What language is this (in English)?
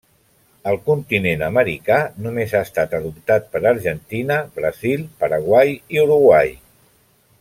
Catalan